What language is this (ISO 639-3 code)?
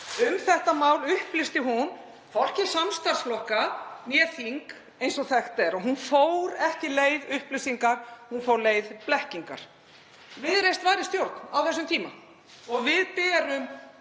isl